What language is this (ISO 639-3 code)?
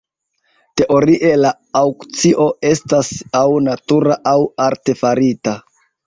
epo